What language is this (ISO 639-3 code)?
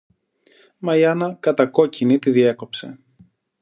ell